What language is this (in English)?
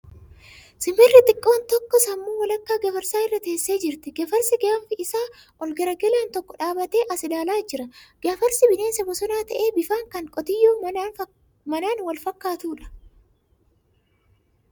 Oromo